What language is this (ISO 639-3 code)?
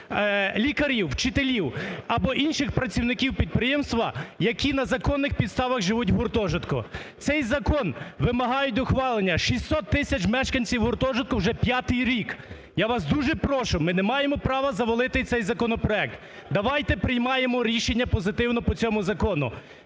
ukr